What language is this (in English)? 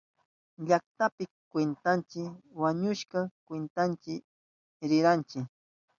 Southern Pastaza Quechua